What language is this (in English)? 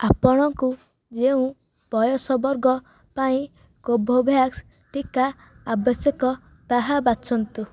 Odia